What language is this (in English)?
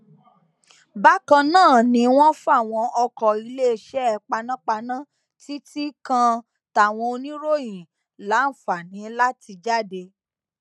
Yoruba